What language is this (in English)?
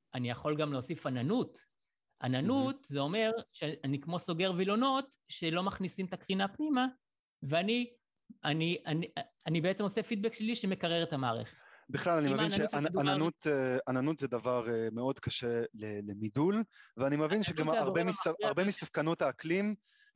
Hebrew